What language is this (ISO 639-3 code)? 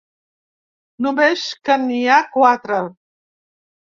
cat